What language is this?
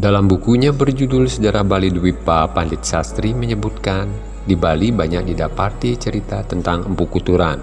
Indonesian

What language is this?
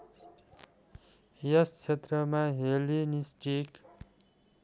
Nepali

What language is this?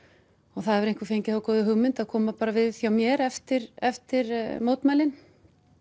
Icelandic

